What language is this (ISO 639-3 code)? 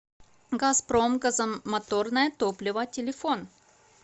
rus